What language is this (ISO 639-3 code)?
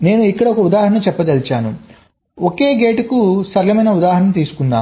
tel